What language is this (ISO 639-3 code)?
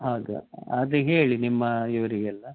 kan